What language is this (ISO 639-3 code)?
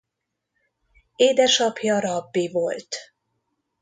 hun